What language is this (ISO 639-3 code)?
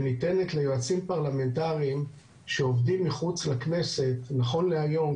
heb